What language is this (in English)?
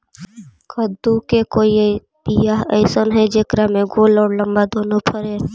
Magahi